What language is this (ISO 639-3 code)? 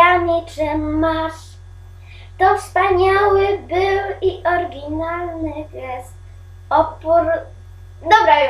pol